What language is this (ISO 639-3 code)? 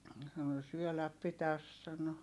fin